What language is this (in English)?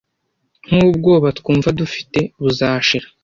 Kinyarwanda